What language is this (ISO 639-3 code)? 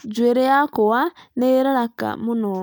kik